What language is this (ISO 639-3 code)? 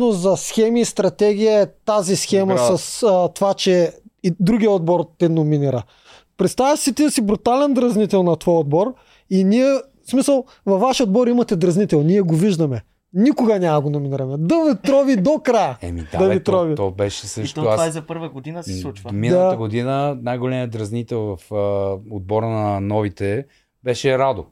bul